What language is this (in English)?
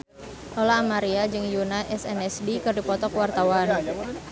Sundanese